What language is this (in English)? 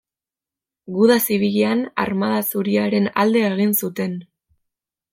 Basque